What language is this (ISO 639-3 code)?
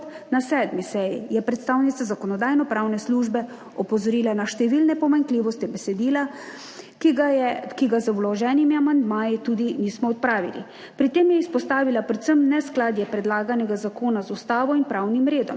slv